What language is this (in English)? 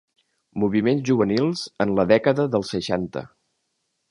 Catalan